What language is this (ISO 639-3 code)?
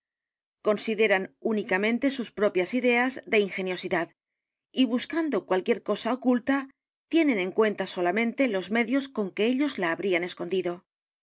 spa